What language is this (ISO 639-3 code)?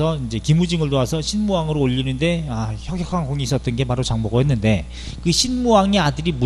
kor